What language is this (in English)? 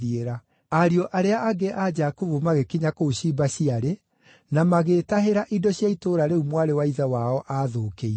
Kikuyu